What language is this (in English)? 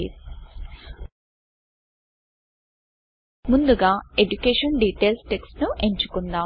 Telugu